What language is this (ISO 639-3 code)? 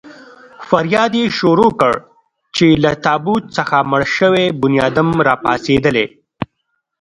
pus